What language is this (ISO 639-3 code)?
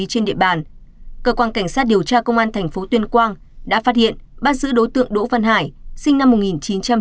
vie